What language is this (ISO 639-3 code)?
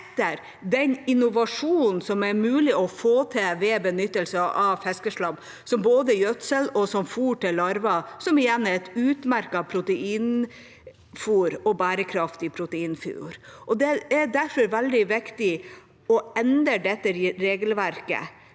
nor